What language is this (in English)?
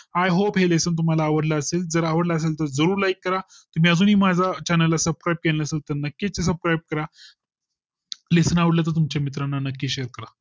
Marathi